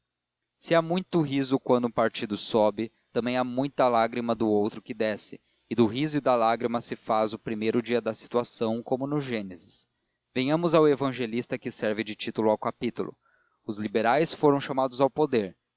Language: Portuguese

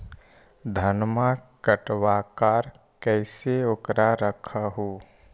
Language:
Magahi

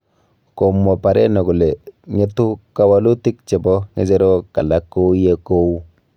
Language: Kalenjin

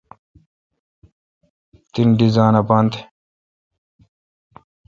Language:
Kalkoti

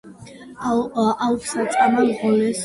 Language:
Georgian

